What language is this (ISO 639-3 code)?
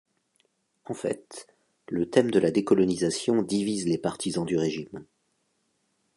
fra